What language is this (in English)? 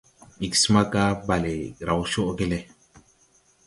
Tupuri